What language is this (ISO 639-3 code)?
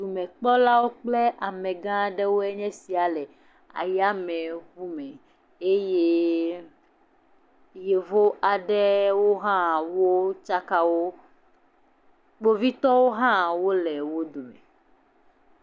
ewe